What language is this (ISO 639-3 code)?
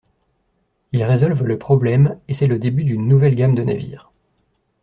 fra